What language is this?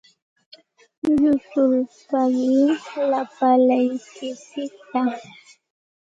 Santa Ana de Tusi Pasco Quechua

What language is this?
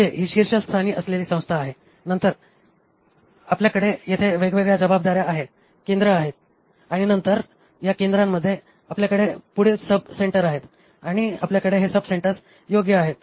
Marathi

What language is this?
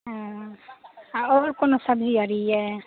Maithili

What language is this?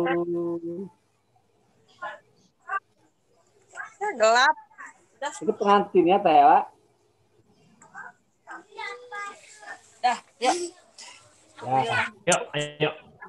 Indonesian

